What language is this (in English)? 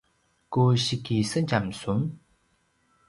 Paiwan